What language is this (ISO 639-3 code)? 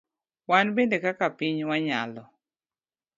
luo